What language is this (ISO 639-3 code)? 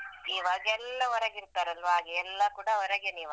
kan